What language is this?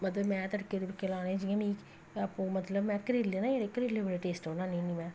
Dogri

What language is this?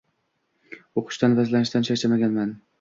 Uzbek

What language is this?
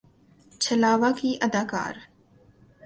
Urdu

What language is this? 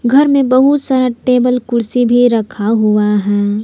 Hindi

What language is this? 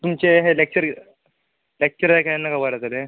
Konkani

